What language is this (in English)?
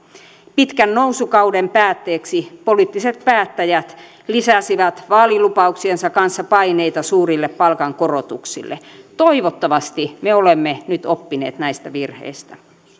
Finnish